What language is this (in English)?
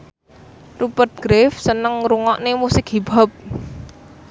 Javanese